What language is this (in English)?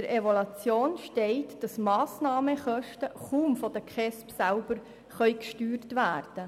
Swiss German